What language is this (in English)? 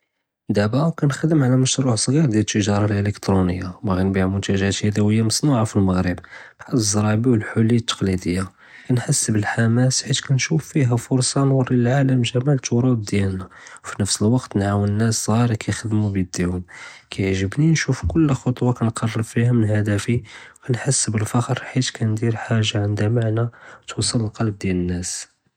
Judeo-Arabic